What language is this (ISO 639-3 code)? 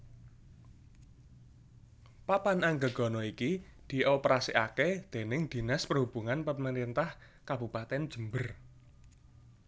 jav